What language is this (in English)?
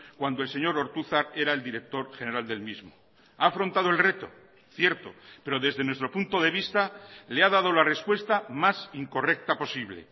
Spanish